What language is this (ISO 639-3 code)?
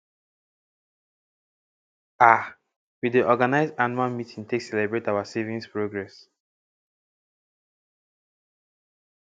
pcm